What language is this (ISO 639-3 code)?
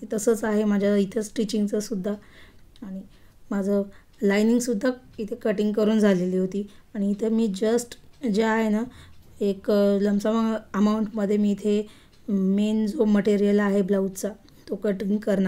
hin